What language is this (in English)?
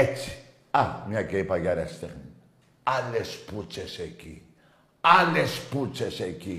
Greek